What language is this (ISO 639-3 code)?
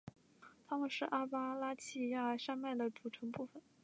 zho